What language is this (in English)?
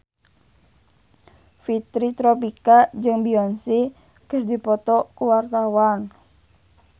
Sundanese